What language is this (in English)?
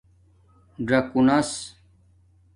Domaaki